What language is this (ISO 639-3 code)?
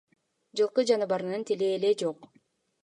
kir